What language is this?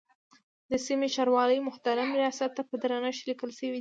Pashto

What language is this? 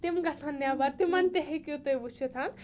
Kashmiri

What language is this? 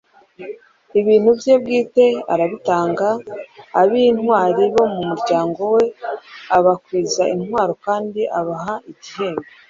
Kinyarwanda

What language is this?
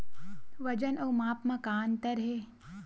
Chhattisgarhi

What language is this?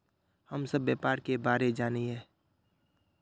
Magahi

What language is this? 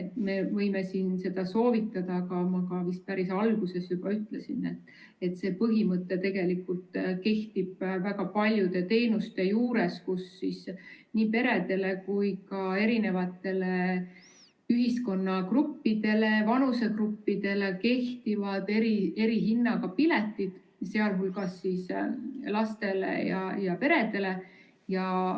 Estonian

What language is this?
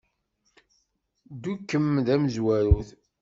Kabyle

